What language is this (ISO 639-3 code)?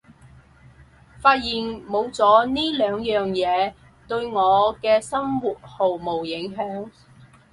yue